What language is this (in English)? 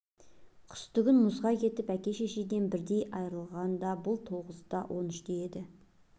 Kazakh